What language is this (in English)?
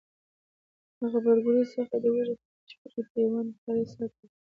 Pashto